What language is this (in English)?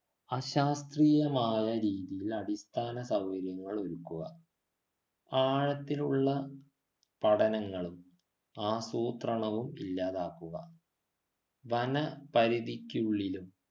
Malayalam